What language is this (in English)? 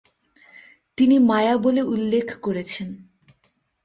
Bangla